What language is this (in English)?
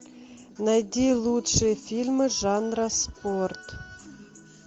Russian